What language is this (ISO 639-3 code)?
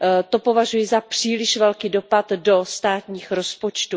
ces